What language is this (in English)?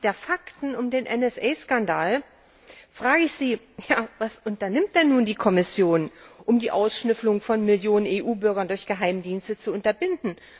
German